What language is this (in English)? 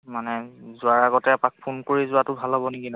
Assamese